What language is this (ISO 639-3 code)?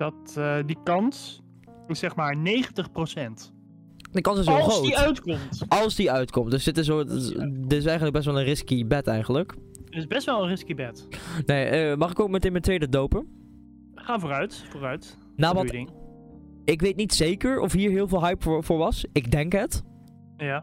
nld